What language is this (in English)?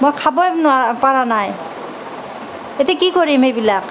Assamese